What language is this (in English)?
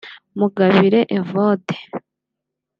Kinyarwanda